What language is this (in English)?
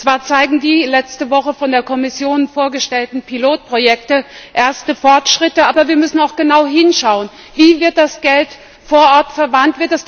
German